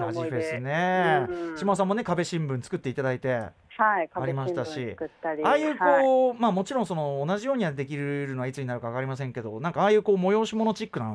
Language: Japanese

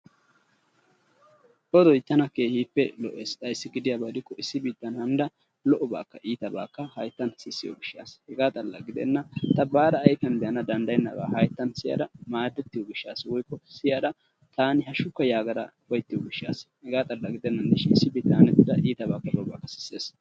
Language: Wolaytta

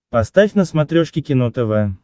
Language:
Russian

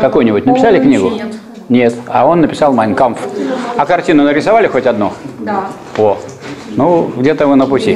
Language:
Russian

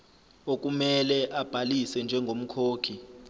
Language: Zulu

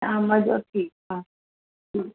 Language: Sindhi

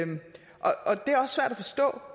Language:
Danish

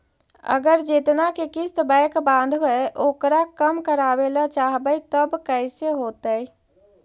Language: Magahi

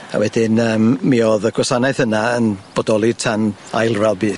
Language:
Welsh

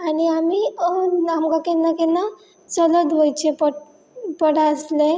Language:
Konkani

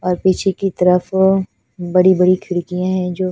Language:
Hindi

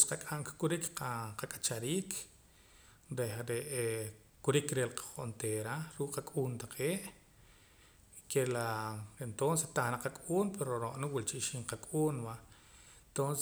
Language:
Poqomam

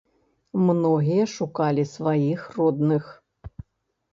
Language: Belarusian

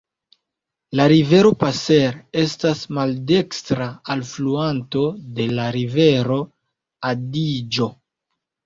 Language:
Esperanto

